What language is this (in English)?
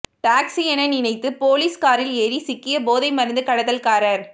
Tamil